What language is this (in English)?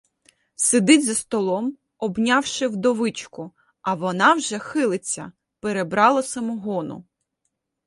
Ukrainian